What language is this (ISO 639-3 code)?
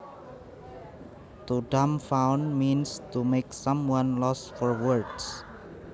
jav